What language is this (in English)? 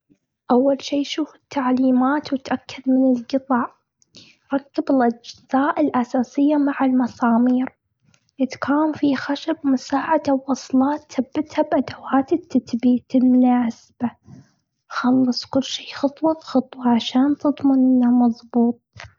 Gulf Arabic